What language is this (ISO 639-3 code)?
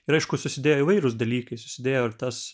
lit